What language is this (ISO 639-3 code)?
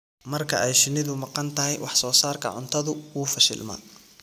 som